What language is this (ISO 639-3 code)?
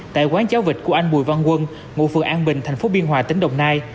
vie